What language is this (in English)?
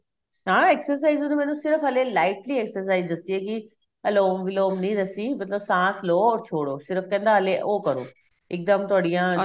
Punjabi